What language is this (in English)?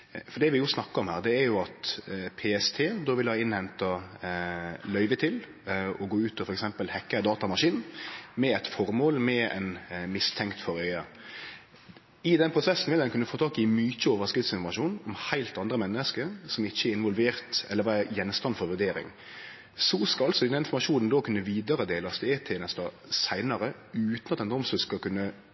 Norwegian Nynorsk